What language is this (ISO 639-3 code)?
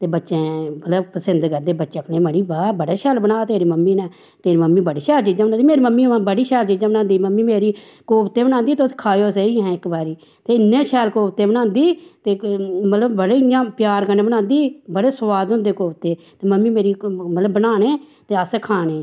doi